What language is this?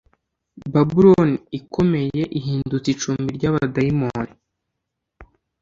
Kinyarwanda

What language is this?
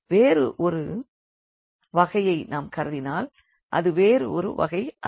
Tamil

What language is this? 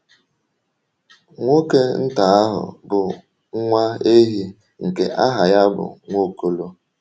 Igbo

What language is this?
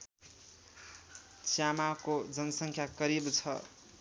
Nepali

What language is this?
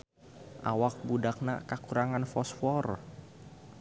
Sundanese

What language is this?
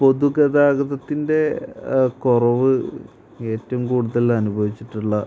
Malayalam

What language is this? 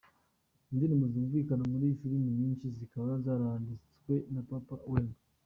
Kinyarwanda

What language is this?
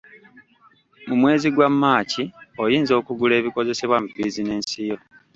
Ganda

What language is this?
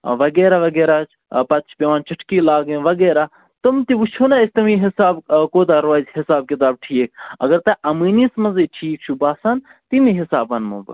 Kashmiri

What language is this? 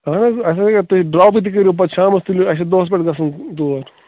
Kashmiri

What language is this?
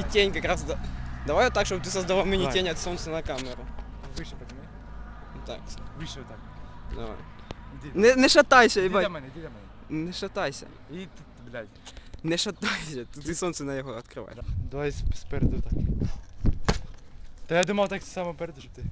Russian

